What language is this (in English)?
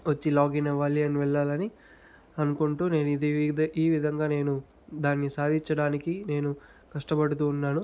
Telugu